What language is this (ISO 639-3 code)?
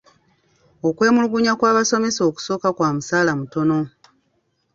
lug